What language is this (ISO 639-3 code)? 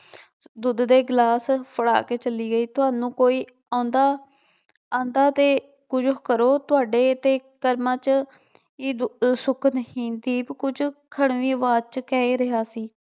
pan